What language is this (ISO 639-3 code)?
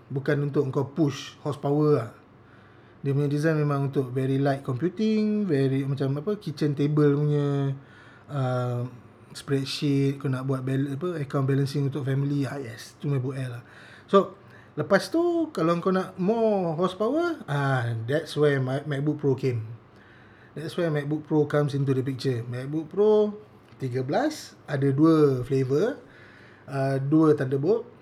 msa